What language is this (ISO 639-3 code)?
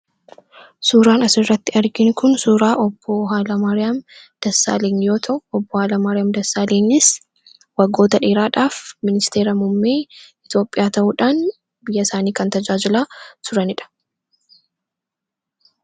orm